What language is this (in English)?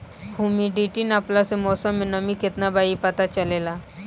Bhojpuri